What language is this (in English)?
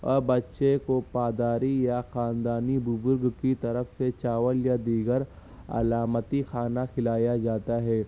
Urdu